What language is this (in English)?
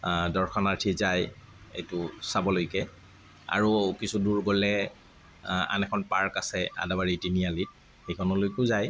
Assamese